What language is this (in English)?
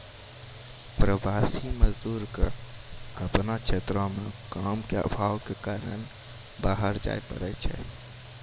Maithili